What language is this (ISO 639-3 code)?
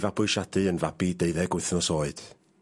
cym